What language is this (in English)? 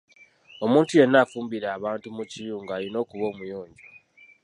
Ganda